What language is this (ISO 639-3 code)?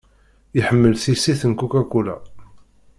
kab